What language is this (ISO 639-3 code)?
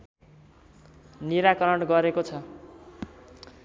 nep